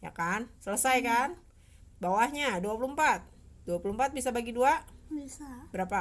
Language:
Indonesian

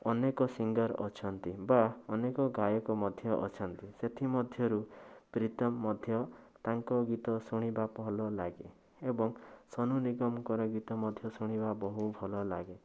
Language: Odia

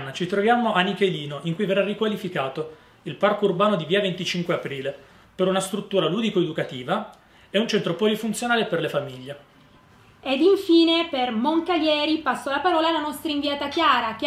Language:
Italian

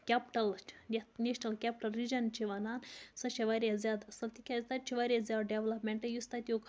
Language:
Kashmiri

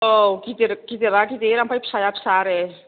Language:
Bodo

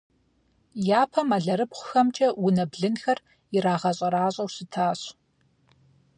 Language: Kabardian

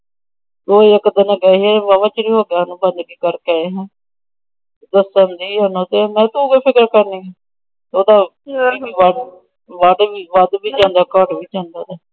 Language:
Punjabi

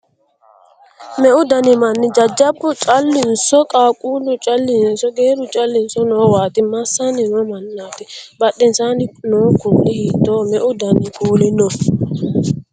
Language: Sidamo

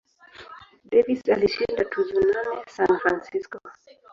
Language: Swahili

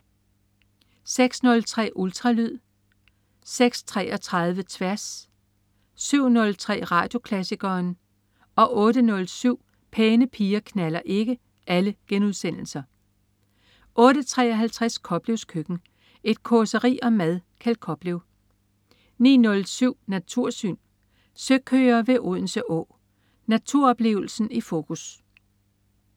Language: Danish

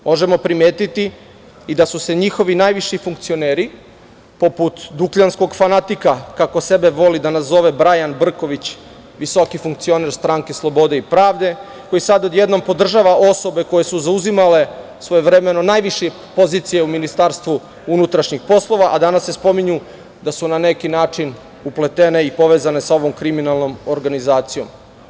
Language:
Serbian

